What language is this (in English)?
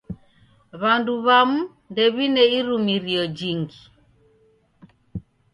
Taita